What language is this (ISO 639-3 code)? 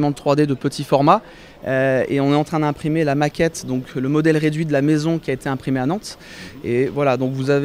fra